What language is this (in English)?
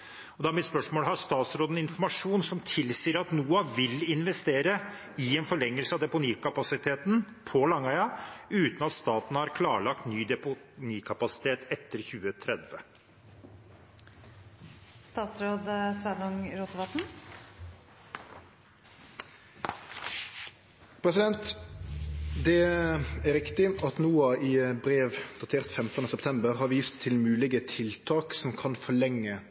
Norwegian